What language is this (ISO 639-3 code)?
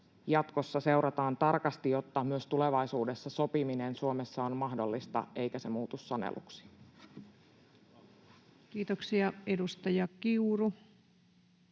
fin